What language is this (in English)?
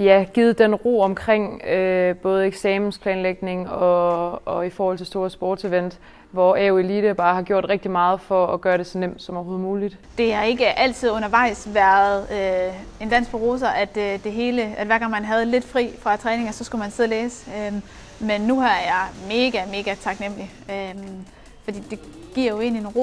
Danish